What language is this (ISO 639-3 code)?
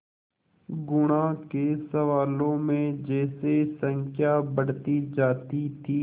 hin